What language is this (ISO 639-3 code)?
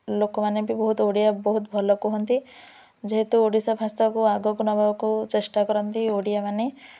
ori